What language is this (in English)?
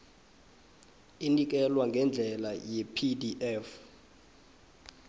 South Ndebele